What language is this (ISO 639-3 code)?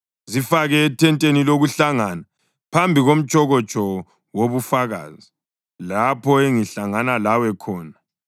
nde